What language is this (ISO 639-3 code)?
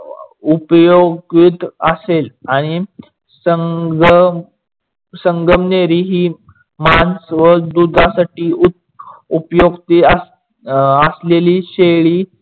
mar